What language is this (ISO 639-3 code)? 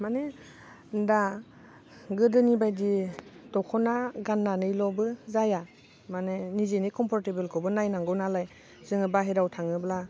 brx